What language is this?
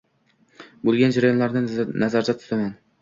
Uzbek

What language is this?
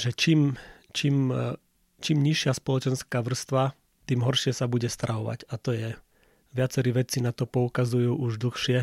Slovak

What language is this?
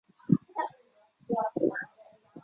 Chinese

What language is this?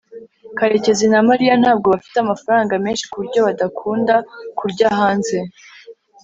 Kinyarwanda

